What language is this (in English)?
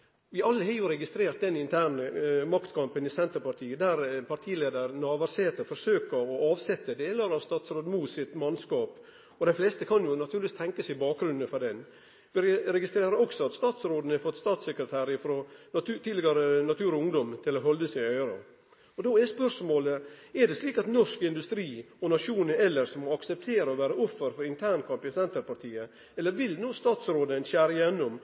Norwegian Nynorsk